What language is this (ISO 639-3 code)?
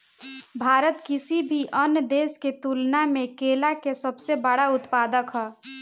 bho